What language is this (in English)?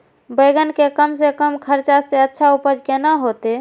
Maithili